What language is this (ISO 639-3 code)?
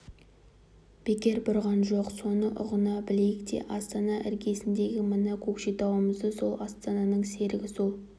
kaz